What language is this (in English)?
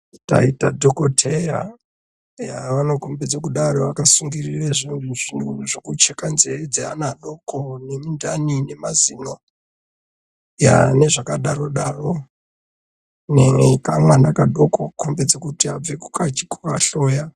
Ndau